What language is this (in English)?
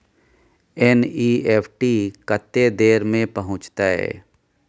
Maithili